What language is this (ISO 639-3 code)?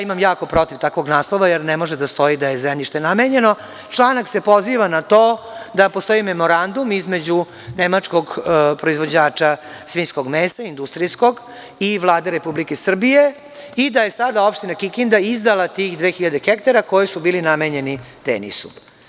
srp